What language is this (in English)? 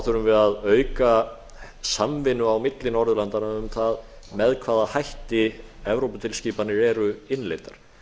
Icelandic